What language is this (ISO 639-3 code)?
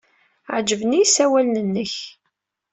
kab